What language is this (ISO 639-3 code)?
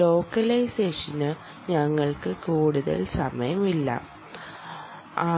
mal